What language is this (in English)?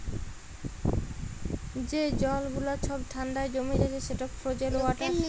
Bangla